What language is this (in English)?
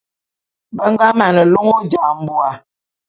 Bulu